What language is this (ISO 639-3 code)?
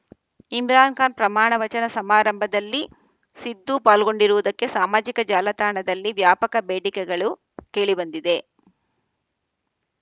kan